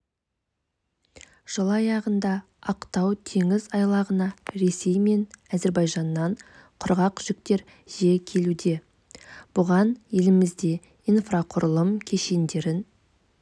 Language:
Kazakh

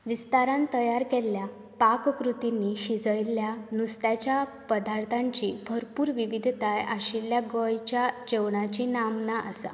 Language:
Konkani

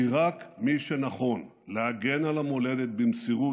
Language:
Hebrew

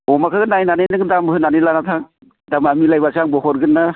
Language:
Bodo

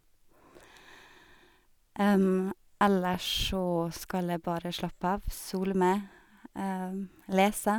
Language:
Norwegian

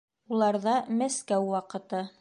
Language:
Bashkir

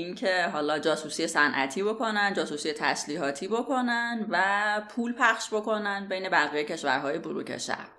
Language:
Persian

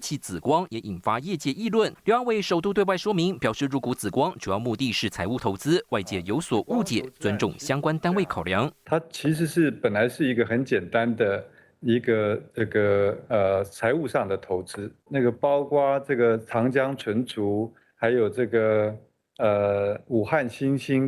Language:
Chinese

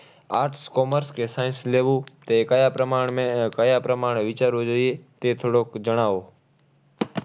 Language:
Gujarati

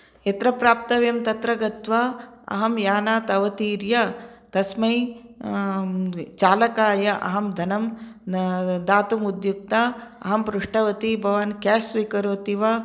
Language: Sanskrit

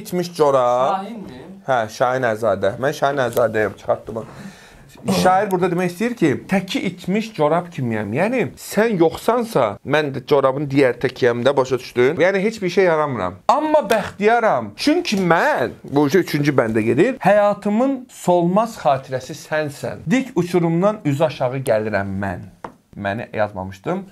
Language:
Turkish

